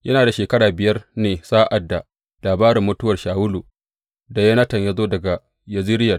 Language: Hausa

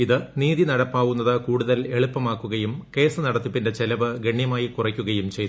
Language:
Malayalam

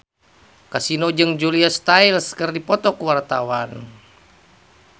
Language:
Sundanese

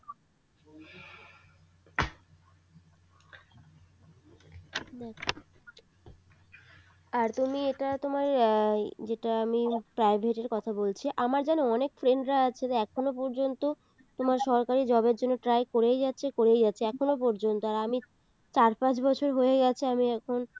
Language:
Bangla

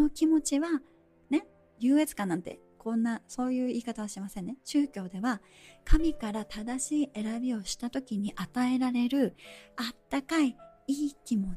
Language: Japanese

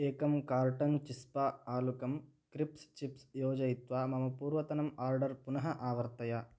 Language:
Sanskrit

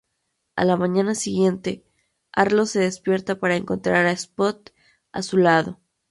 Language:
Spanish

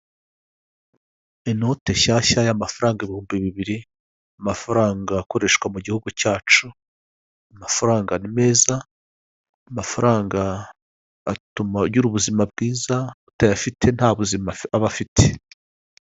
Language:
Kinyarwanda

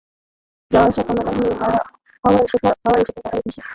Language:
Bangla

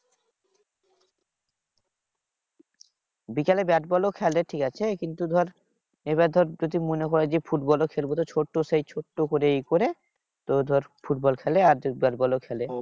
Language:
Bangla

